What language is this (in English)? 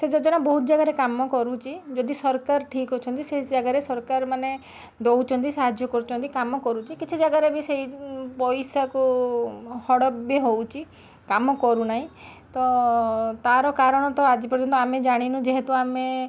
Odia